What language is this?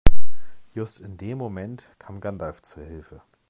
German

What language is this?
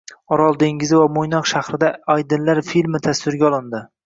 Uzbek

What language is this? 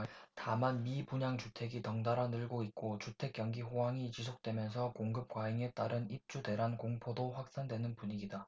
Korean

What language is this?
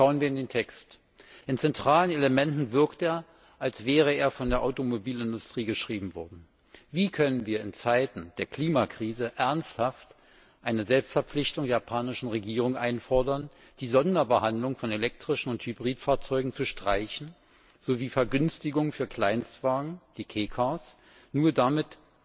German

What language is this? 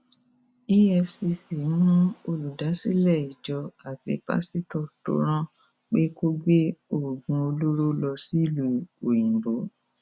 Yoruba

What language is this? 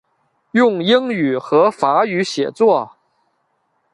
Chinese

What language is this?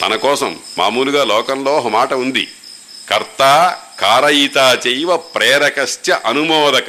Telugu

